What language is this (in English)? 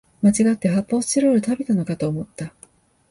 Japanese